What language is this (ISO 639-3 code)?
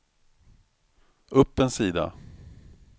swe